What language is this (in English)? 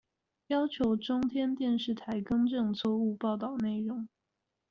Chinese